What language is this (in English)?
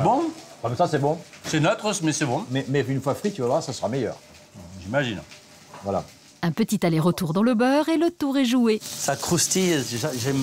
French